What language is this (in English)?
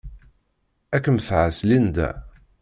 Kabyle